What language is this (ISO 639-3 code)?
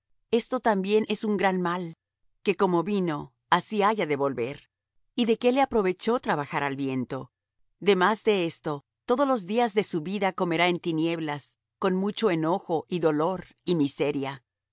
spa